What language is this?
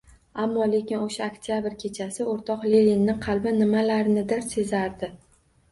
Uzbek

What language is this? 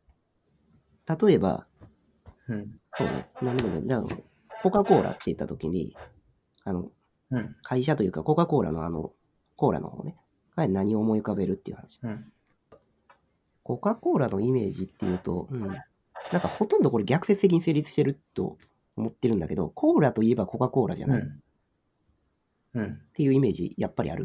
Japanese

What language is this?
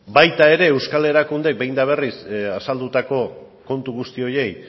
Basque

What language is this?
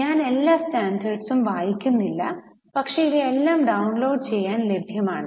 Malayalam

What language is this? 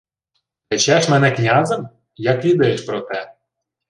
Ukrainian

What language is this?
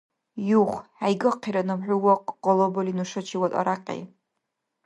Dargwa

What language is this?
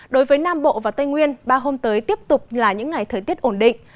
Vietnamese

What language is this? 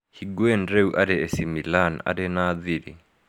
Kikuyu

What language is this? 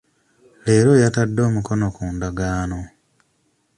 Ganda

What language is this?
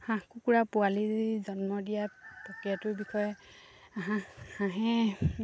Assamese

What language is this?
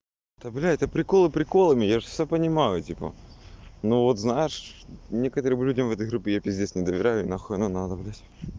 Russian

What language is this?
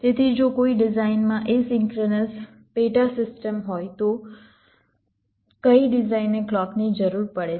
Gujarati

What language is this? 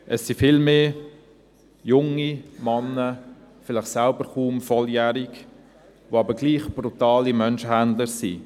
Swiss German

